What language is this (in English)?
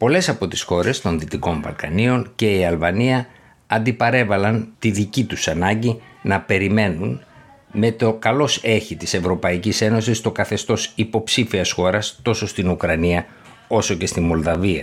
Greek